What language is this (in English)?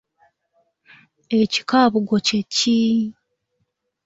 Ganda